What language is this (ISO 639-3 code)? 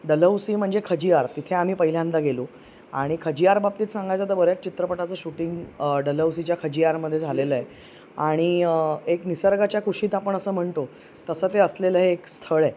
mar